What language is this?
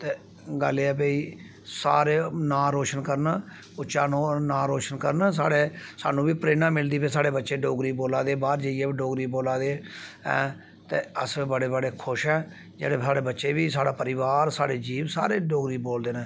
Dogri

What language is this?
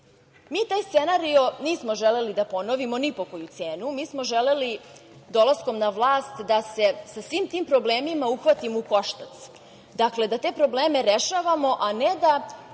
Serbian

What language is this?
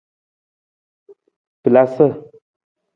Nawdm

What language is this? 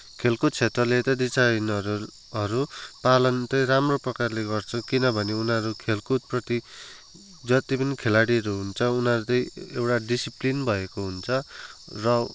Nepali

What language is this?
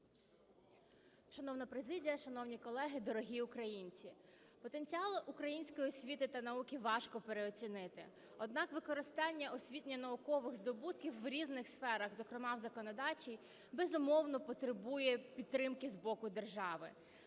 Ukrainian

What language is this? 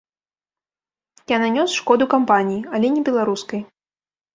Belarusian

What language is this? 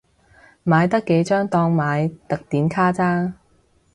Cantonese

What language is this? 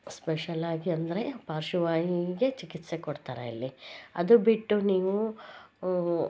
Kannada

